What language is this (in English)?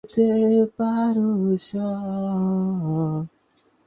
Bangla